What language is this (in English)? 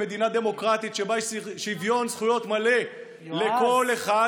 Hebrew